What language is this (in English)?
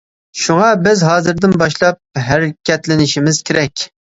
Uyghur